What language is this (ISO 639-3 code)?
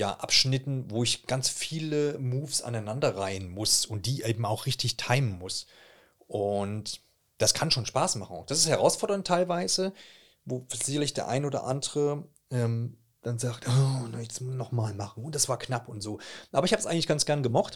deu